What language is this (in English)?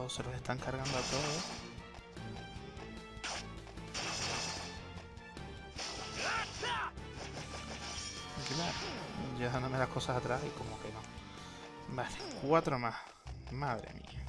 Spanish